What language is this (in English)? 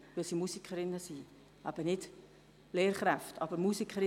Swiss German